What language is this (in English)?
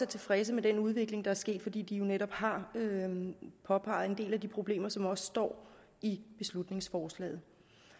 Danish